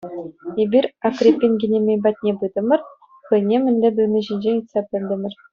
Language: Chuvash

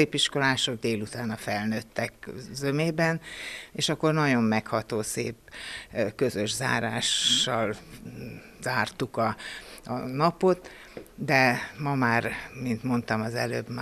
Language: Hungarian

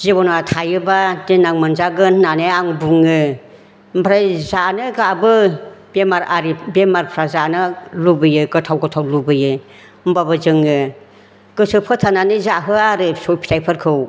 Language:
Bodo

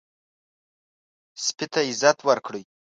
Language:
Pashto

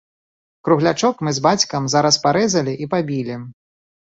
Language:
Belarusian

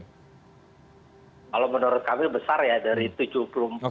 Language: Indonesian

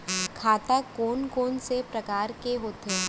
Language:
Chhattisgarhi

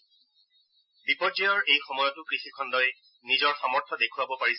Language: Assamese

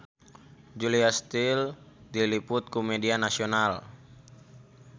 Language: Sundanese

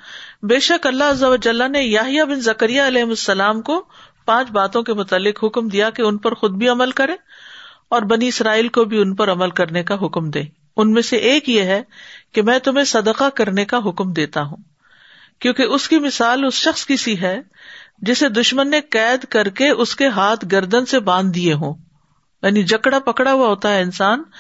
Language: Urdu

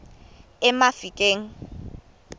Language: Xhosa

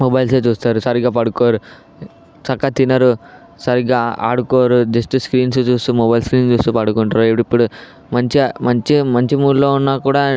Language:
Telugu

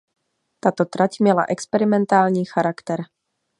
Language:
Czech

